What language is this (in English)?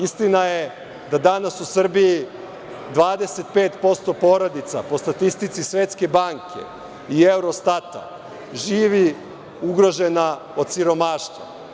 Serbian